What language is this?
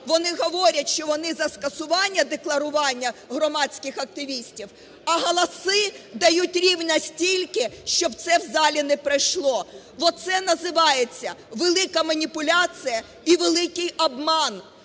Ukrainian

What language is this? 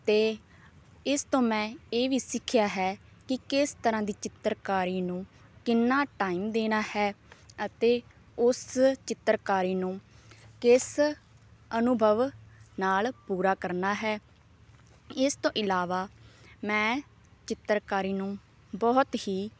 Punjabi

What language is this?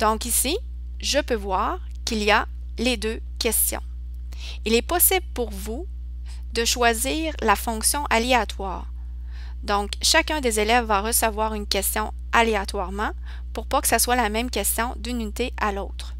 French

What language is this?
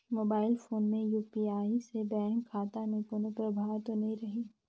Chhattisgarhi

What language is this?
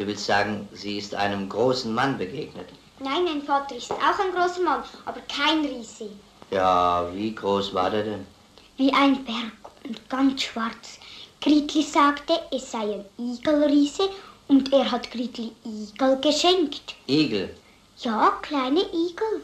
German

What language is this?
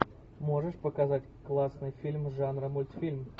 Russian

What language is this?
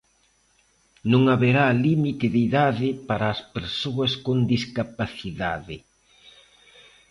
Galician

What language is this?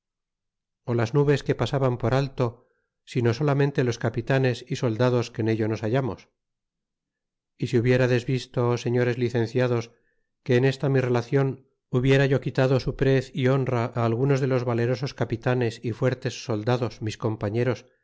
Spanish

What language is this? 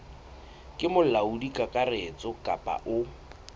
Southern Sotho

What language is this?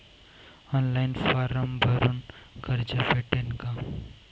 Marathi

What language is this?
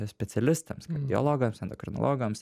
Lithuanian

